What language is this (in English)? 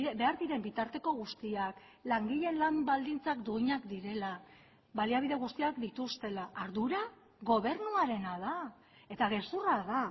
Basque